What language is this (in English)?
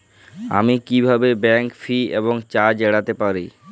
Bangla